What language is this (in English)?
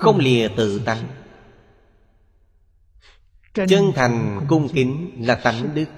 Vietnamese